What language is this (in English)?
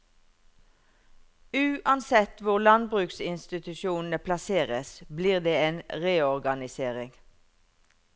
Norwegian